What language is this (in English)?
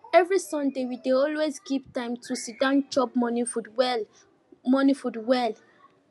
Nigerian Pidgin